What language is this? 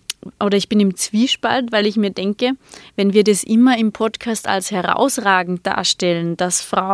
German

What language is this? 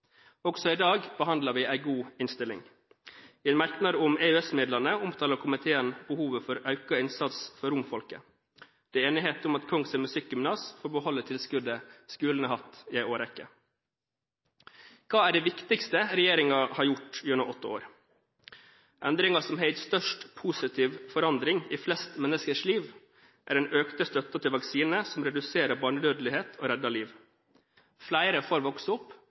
Norwegian Bokmål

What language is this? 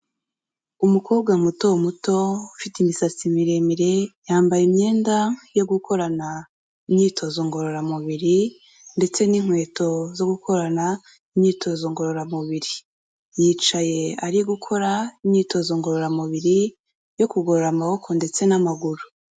Kinyarwanda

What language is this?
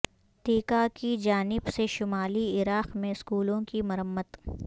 Urdu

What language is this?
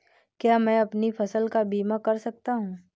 Hindi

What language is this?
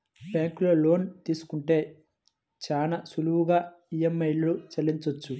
Telugu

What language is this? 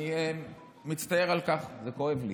Hebrew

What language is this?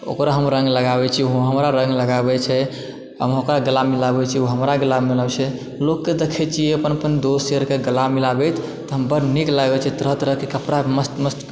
Maithili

